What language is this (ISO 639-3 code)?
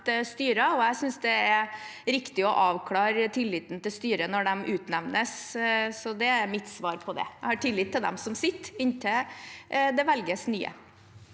nor